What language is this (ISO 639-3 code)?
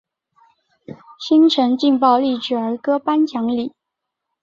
zho